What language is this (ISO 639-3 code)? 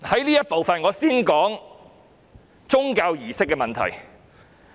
yue